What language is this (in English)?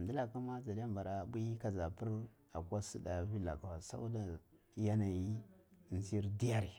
Cibak